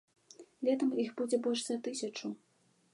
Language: Belarusian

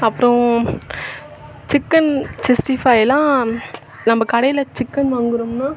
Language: Tamil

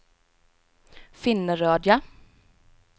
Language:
Swedish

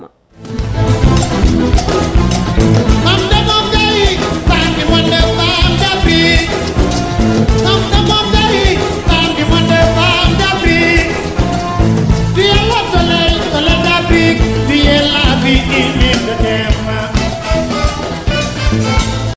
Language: Fula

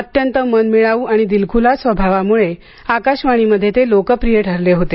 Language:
Marathi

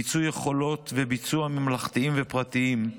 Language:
Hebrew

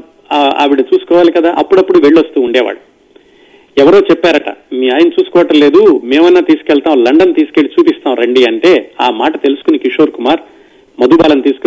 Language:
Telugu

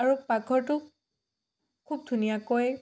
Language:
Assamese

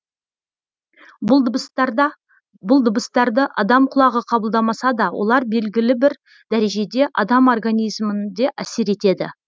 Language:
Kazakh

